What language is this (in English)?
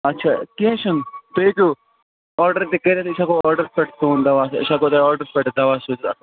Kashmiri